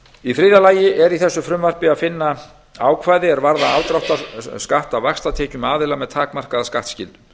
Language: Icelandic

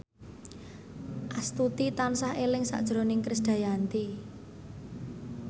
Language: Javanese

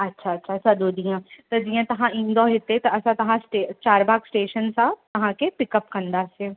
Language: Sindhi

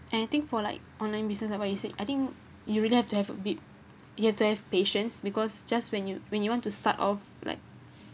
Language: English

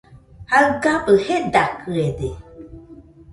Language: Nüpode Huitoto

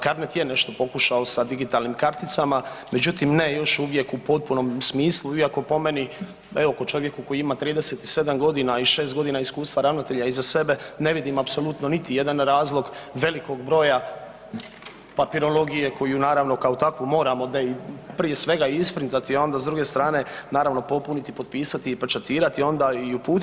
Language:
Croatian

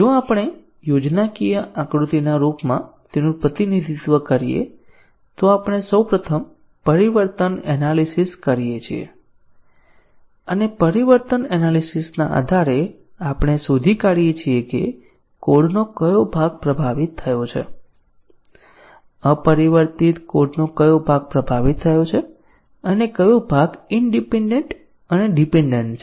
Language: Gujarati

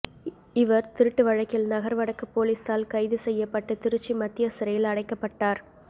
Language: Tamil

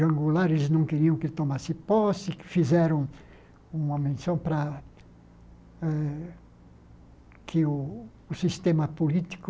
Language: Portuguese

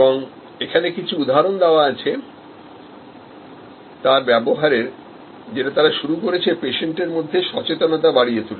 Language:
Bangla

